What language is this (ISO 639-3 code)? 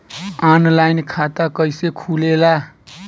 bho